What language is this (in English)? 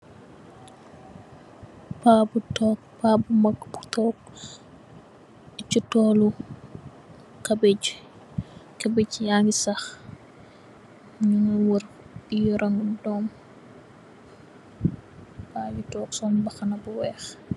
Wolof